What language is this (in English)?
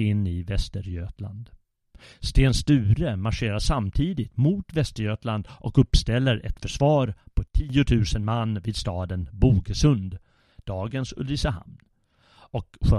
Swedish